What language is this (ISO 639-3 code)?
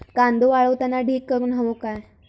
mar